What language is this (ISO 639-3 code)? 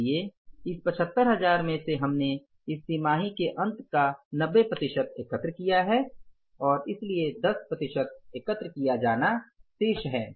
hin